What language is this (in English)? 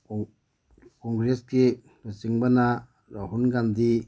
Manipuri